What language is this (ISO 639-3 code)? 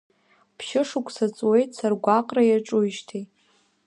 abk